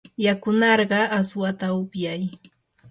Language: Yanahuanca Pasco Quechua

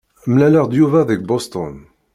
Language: Kabyle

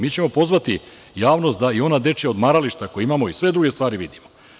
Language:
Serbian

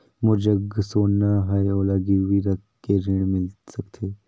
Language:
Chhattisgarhi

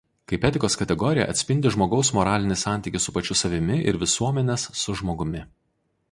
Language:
Lithuanian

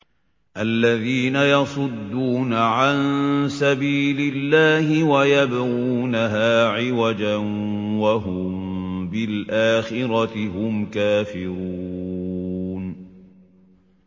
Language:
Arabic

